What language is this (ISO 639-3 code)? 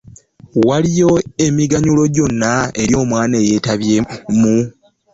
lug